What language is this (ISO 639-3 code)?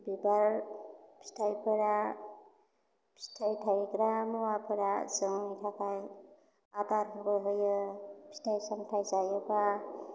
brx